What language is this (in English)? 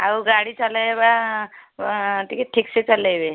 Odia